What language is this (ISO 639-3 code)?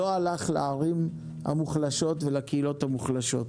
heb